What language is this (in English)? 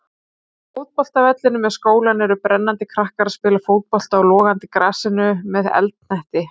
Icelandic